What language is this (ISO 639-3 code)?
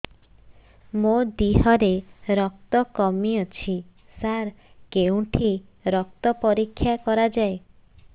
ori